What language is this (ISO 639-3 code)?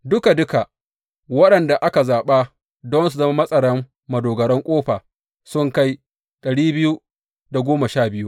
hau